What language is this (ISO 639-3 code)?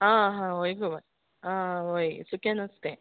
kok